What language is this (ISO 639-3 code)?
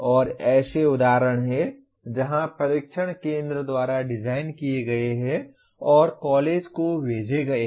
hin